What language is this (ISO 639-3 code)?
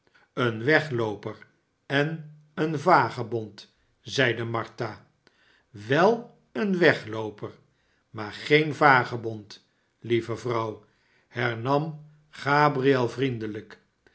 nld